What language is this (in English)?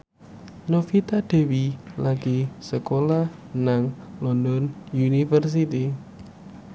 Javanese